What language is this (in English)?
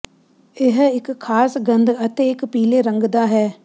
Punjabi